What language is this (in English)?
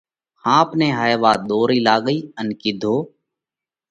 Parkari Koli